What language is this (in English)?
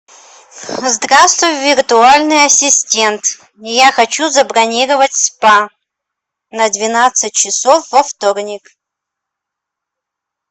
Russian